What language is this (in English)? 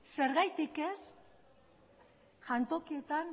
Basque